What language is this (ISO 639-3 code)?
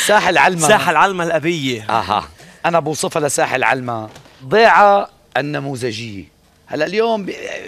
ara